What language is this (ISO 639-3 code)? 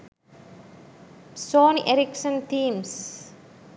sin